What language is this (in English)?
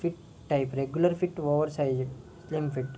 Telugu